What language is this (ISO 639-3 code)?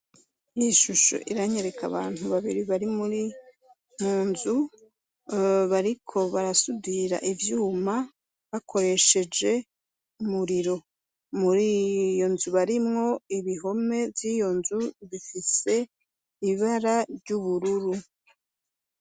run